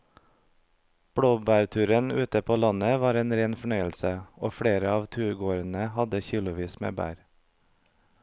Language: Norwegian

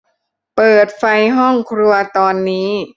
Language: Thai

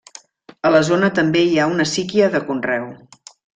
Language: Catalan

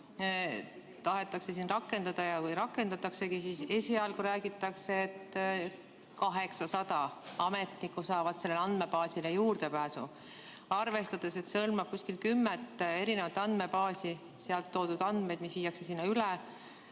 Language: Estonian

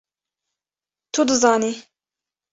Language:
Kurdish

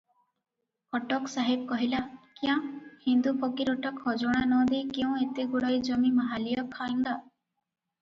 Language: Odia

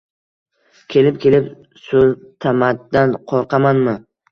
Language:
Uzbek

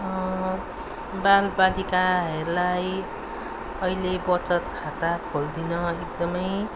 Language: Nepali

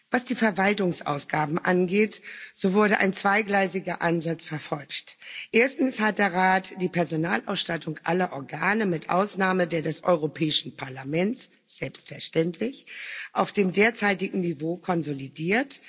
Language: German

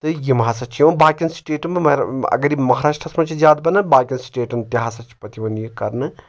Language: Kashmiri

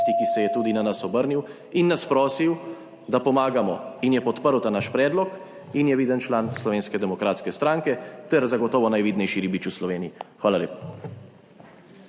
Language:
Slovenian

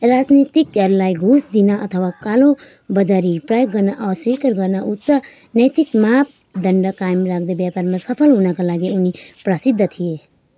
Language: Nepali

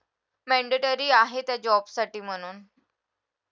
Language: Marathi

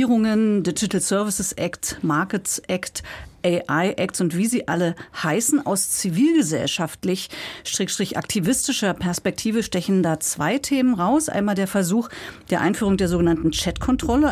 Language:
German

